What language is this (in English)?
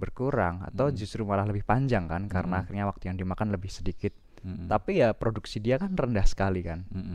Indonesian